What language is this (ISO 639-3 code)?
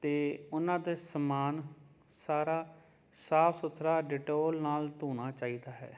pan